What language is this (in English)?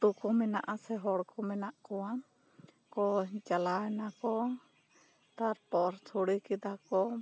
Santali